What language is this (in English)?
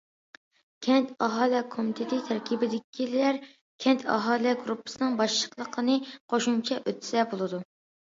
Uyghur